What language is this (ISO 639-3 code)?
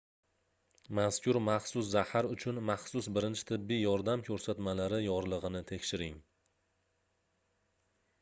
uzb